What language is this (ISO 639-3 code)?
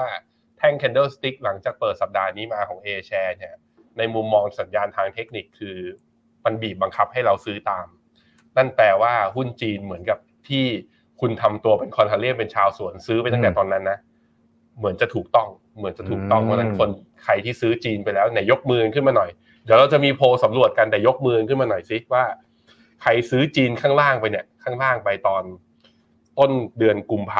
tha